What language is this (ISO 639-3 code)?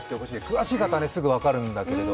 jpn